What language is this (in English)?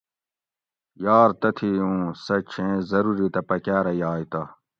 Gawri